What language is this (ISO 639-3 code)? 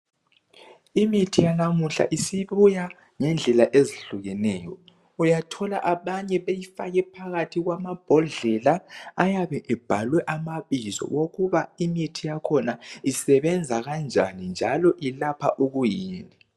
nde